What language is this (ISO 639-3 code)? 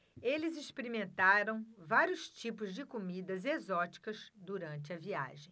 por